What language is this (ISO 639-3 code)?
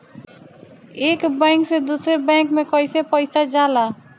bho